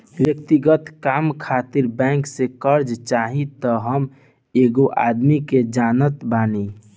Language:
Bhojpuri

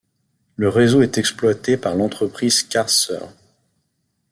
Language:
French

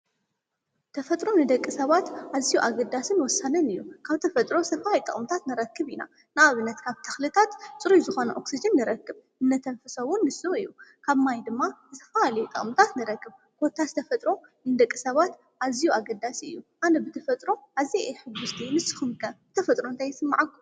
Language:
Tigrinya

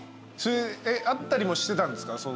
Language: Japanese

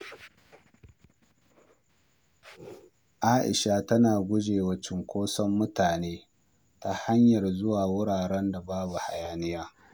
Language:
Hausa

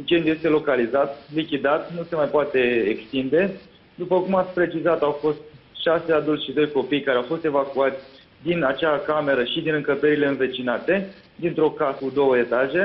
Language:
Romanian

